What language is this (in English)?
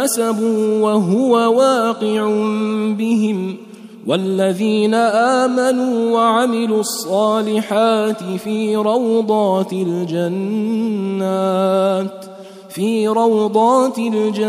Arabic